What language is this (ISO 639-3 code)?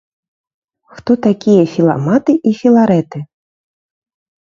bel